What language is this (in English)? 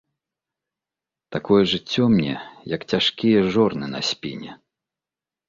Belarusian